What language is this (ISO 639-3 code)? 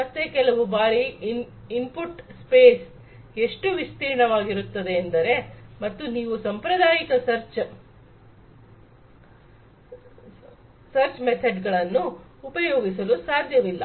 kan